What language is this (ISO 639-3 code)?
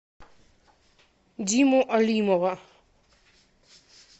rus